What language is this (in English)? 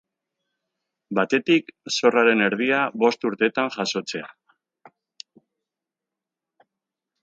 Basque